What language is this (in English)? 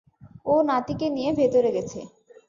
Bangla